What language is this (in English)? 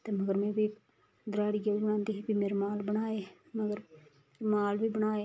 Dogri